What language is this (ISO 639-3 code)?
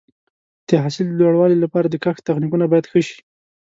pus